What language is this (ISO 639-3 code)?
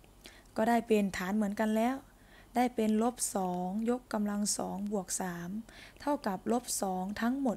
tha